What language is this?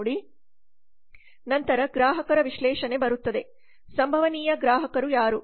Kannada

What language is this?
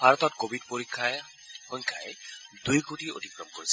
Assamese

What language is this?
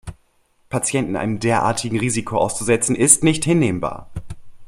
German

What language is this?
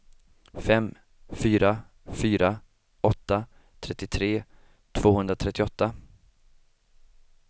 Swedish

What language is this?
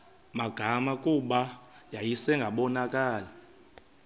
Xhosa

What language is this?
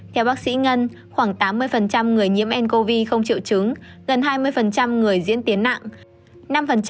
Vietnamese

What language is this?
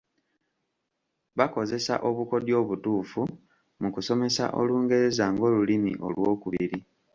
Ganda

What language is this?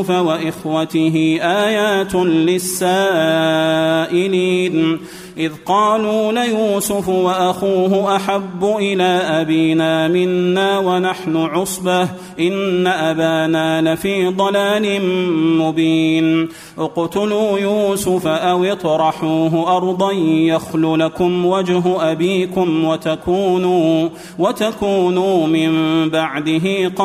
Arabic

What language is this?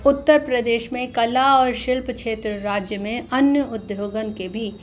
Sindhi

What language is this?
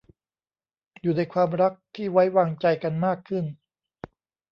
Thai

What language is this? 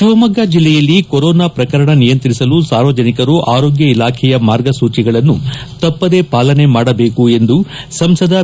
Kannada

